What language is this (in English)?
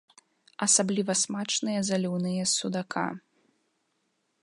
Belarusian